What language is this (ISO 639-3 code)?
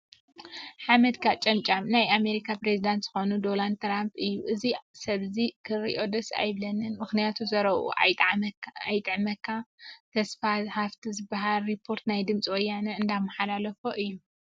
tir